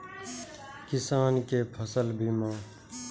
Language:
Maithili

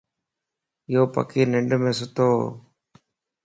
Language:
Lasi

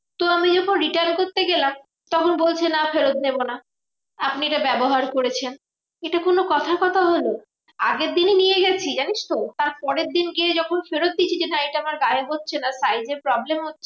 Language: Bangla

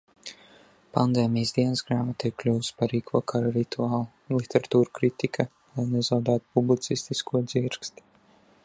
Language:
Latvian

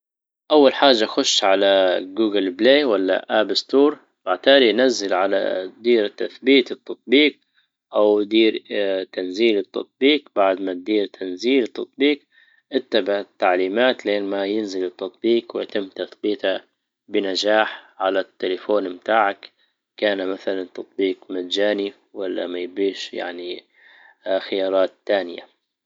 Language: Libyan Arabic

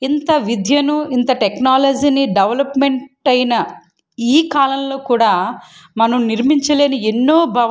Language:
Telugu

